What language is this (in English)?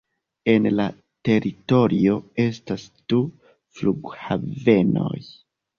Esperanto